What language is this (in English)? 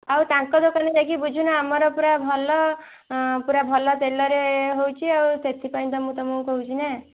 Odia